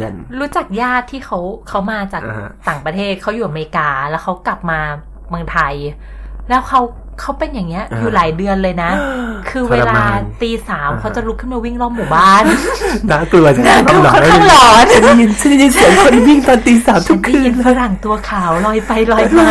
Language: Thai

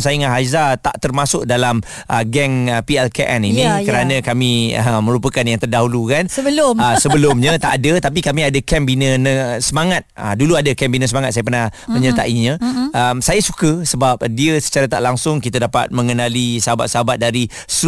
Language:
Malay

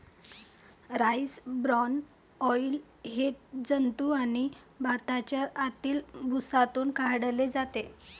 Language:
Marathi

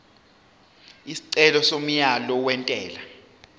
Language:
Zulu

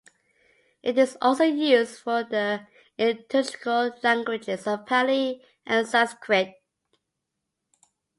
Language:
English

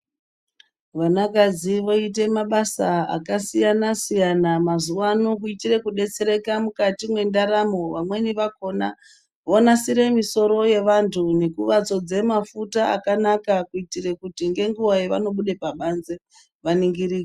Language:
Ndau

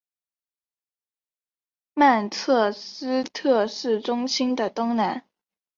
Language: Chinese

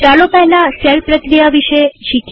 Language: Gujarati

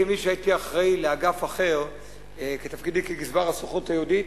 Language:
Hebrew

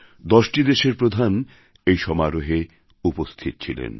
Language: Bangla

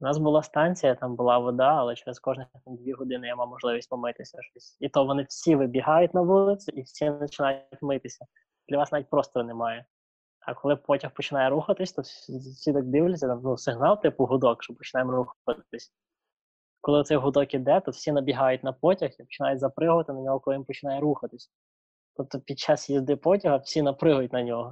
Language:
Ukrainian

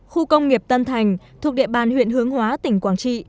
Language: Vietnamese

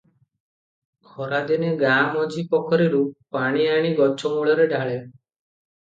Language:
Odia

